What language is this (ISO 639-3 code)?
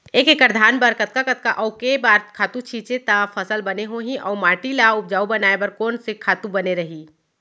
hne